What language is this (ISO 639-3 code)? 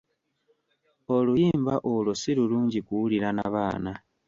lug